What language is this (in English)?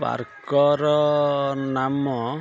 Odia